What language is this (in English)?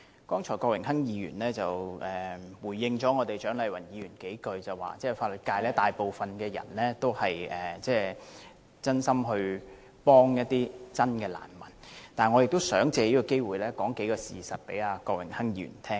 Cantonese